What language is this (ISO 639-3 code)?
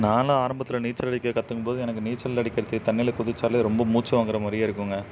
tam